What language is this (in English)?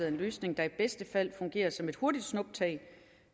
Danish